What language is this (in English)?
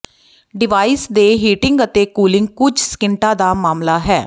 Punjabi